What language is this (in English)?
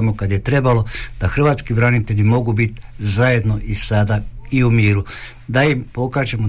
Croatian